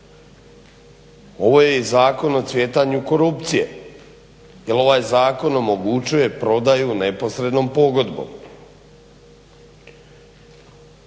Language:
Croatian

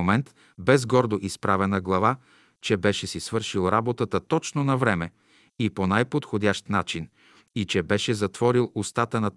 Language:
Bulgarian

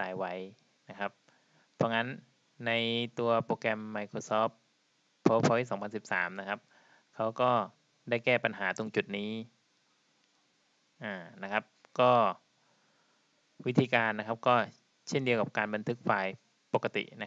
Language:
Thai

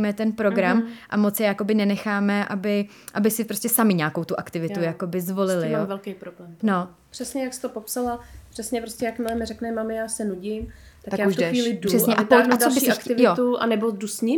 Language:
Czech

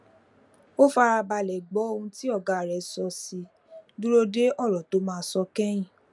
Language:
Yoruba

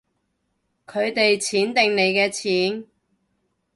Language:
Cantonese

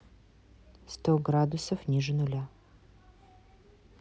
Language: Russian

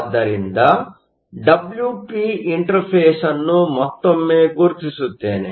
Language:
Kannada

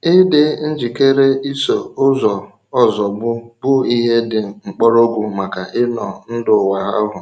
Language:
Igbo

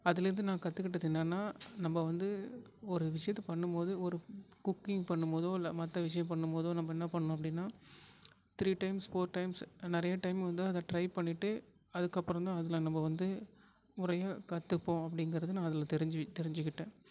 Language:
Tamil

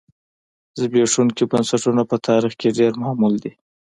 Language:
Pashto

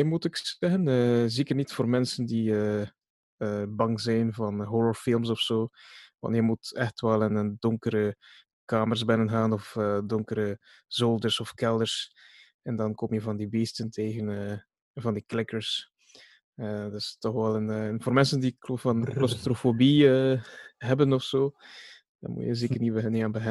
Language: Dutch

